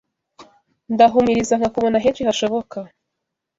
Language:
Kinyarwanda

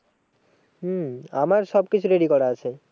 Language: Bangla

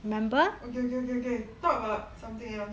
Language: English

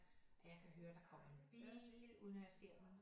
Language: Danish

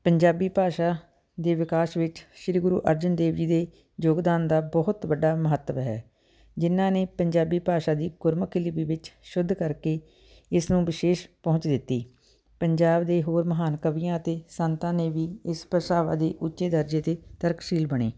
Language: Punjabi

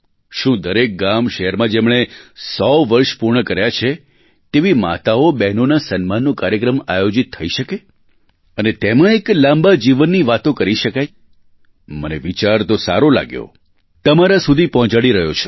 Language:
Gujarati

